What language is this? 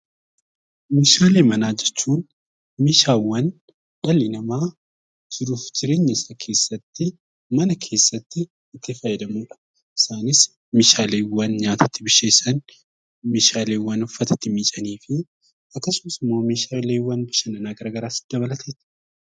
Oromo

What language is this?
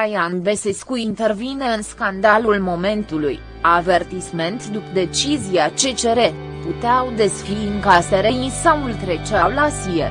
Romanian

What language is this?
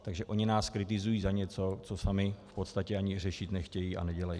Czech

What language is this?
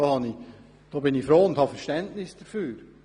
Swiss German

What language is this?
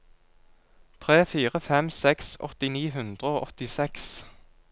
Norwegian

